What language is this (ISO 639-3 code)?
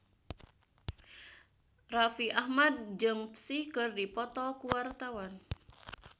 sun